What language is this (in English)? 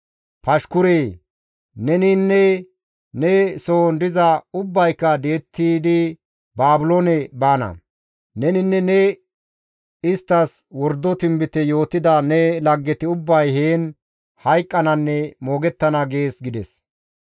Gamo